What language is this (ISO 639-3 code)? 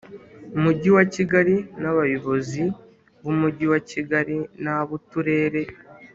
kin